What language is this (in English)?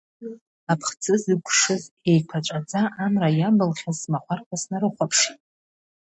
Abkhazian